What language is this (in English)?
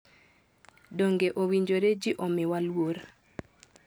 Luo (Kenya and Tanzania)